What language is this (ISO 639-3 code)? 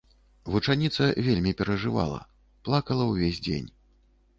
bel